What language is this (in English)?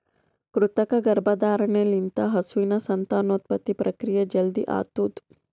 Kannada